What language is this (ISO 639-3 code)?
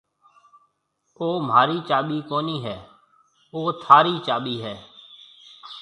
mve